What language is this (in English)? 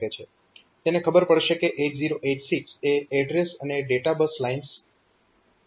Gujarati